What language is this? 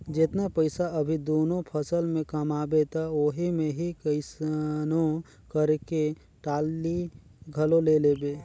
Chhattisgarhi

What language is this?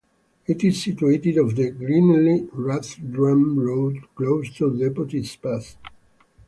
English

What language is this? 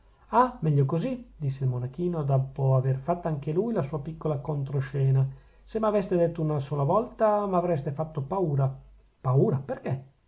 Italian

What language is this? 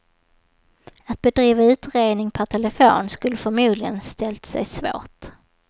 Swedish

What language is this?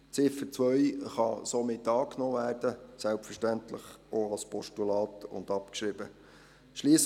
Swiss German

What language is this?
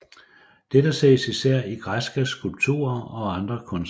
Danish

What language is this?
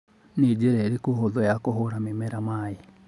Kikuyu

